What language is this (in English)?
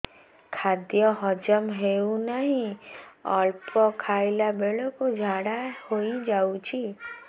Odia